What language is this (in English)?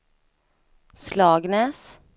Swedish